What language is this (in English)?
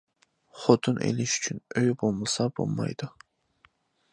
Uyghur